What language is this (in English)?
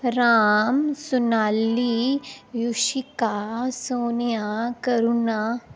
Dogri